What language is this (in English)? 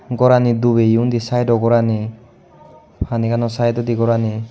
Chakma